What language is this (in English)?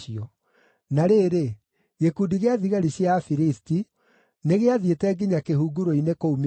Kikuyu